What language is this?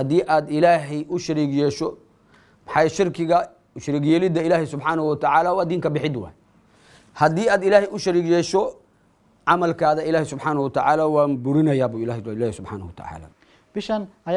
Arabic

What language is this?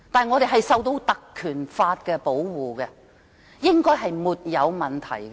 Cantonese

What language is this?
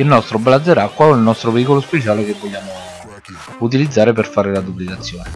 Italian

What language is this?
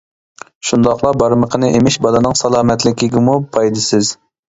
Uyghur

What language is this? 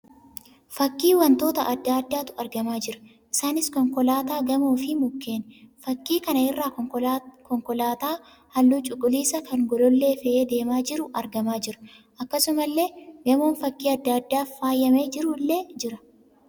Oromo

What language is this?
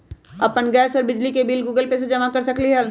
Magahi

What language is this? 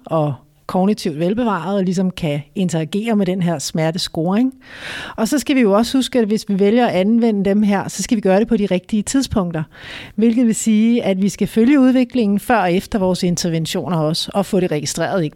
Danish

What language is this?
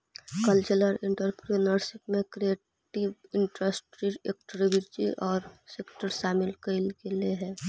Magahi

